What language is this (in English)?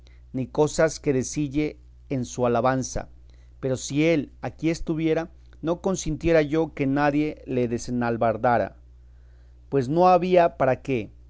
Spanish